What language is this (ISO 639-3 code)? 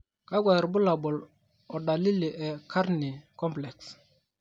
mas